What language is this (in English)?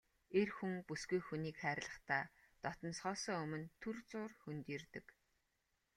Mongolian